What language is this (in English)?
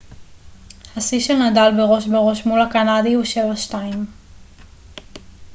Hebrew